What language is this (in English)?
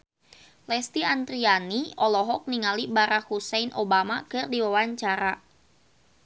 Sundanese